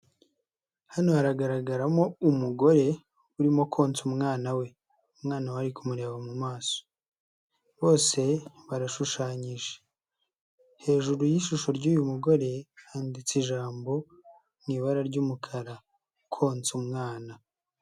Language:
Kinyarwanda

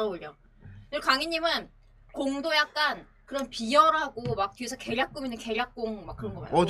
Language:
Korean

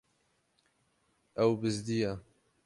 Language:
Kurdish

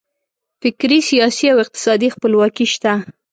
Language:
Pashto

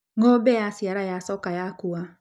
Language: Kikuyu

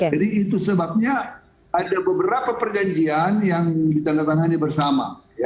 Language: Indonesian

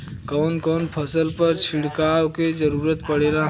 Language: Bhojpuri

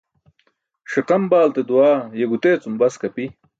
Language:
Burushaski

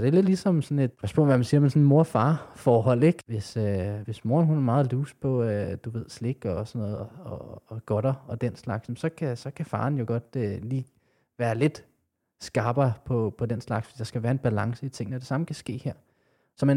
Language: Danish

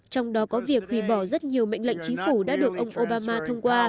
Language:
Vietnamese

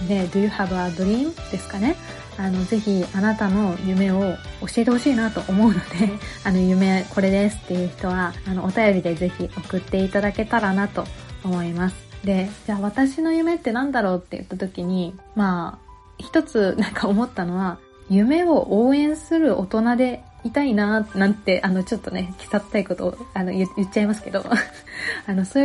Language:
Japanese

